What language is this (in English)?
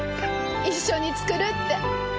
Japanese